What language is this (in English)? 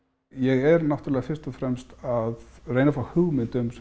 Icelandic